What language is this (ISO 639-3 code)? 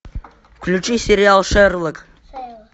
rus